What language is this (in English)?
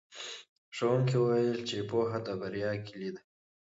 Pashto